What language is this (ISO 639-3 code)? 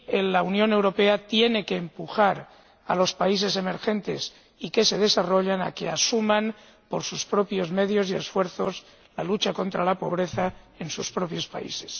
spa